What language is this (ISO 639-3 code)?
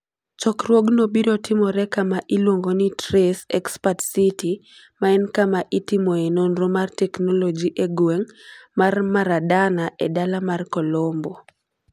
luo